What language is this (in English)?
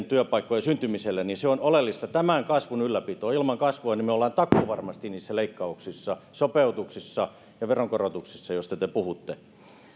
Finnish